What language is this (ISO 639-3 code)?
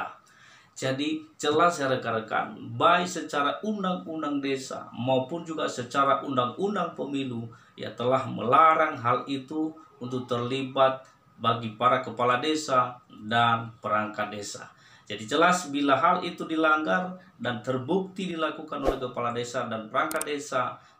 ind